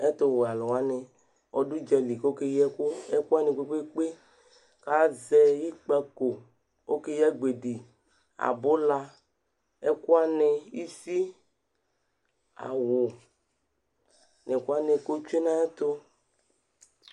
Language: Ikposo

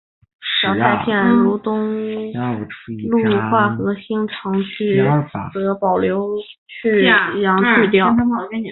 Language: Chinese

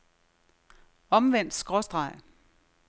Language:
Danish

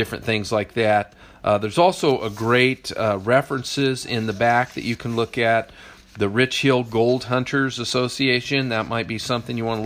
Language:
English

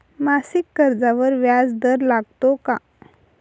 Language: Marathi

